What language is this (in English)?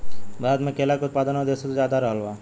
Bhojpuri